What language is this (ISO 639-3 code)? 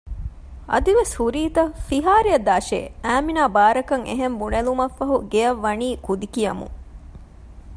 div